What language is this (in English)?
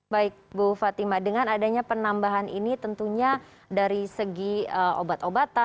Indonesian